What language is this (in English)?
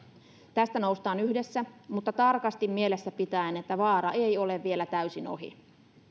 Finnish